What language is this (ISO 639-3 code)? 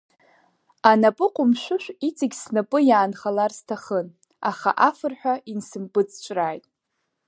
abk